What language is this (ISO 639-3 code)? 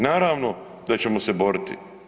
hrv